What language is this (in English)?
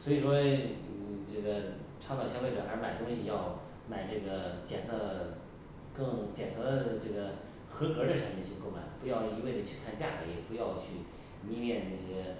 Chinese